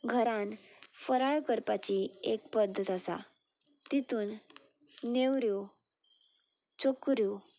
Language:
Konkani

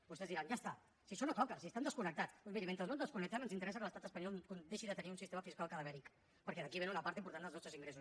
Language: Catalan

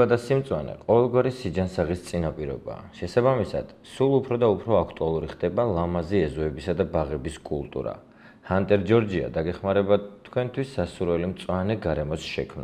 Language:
Romanian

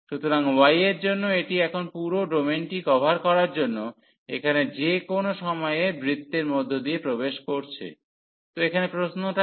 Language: Bangla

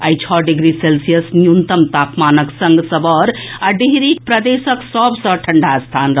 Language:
Maithili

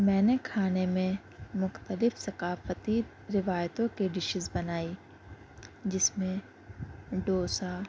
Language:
Urdu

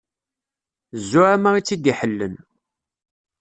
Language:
Kabyle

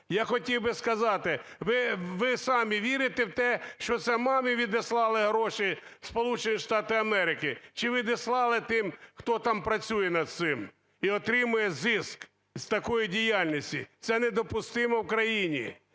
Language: Ukrainian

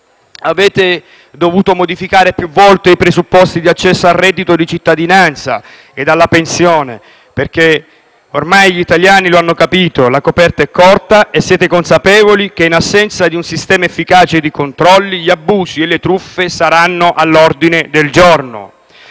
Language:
Italian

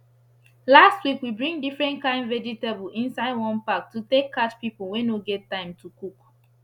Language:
Nigerian Pidgin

